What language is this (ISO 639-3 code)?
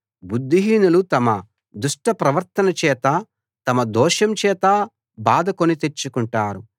tel